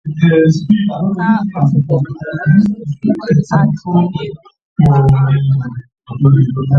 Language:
Igbo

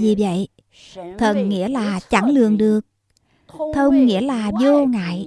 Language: Vietnamese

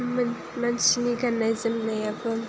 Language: Bodo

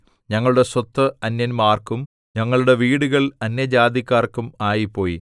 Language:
Malayalam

